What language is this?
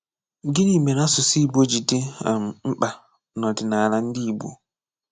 Igbo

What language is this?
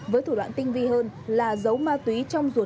Vietnamese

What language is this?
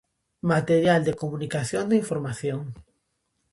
Galician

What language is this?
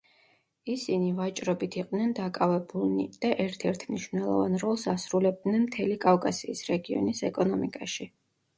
Georgian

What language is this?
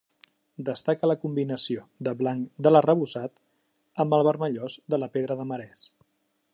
Catalan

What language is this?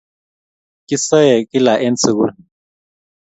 Kalenjin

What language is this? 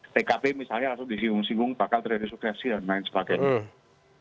Indonesian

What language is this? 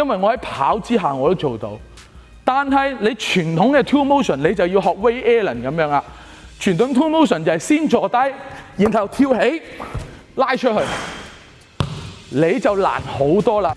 Chinese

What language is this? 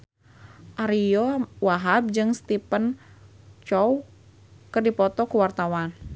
Sundanese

